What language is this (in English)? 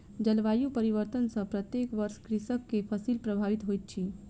Maithili